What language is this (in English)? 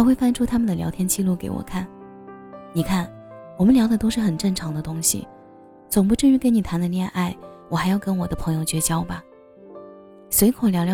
Chinese